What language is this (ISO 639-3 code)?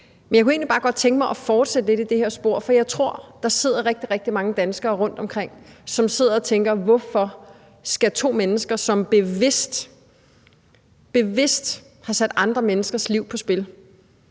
dan